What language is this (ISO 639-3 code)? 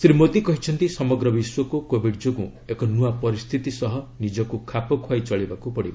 ori